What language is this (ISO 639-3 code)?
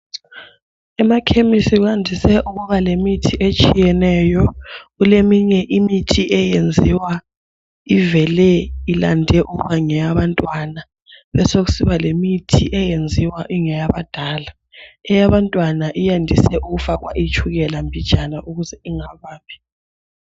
nde